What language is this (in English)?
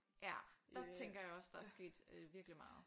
Danish